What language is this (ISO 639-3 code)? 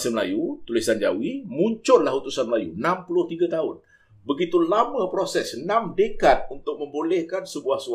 msa